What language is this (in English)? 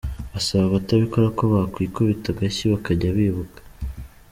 Kinyarwanda